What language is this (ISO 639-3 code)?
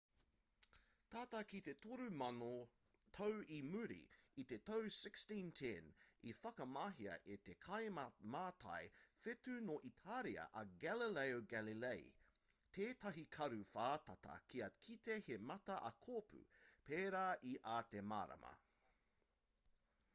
mri